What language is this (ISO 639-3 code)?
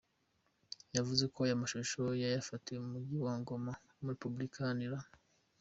kin